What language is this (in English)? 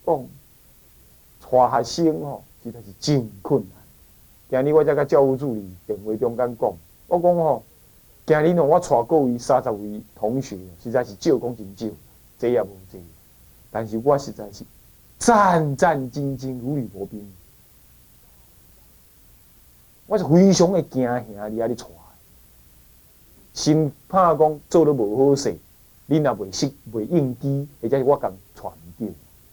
Chinese